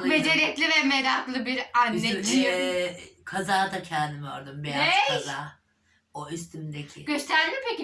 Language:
Turkish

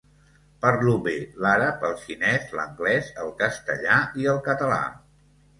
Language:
Catalan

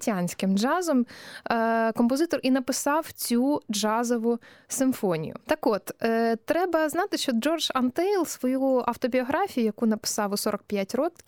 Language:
Ukrainian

